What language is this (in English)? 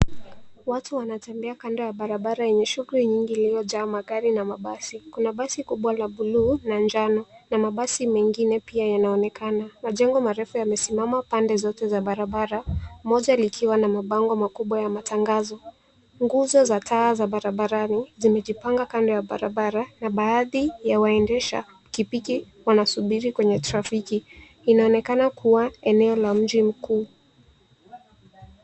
Swahili